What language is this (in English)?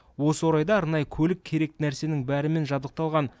Kazakh